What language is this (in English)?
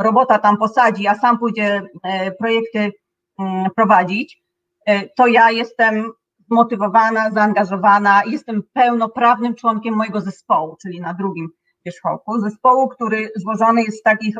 Polish